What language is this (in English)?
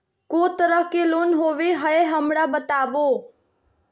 Magahi